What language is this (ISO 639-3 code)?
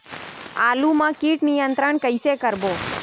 hne